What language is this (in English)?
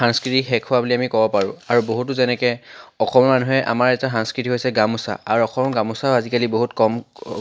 Assamese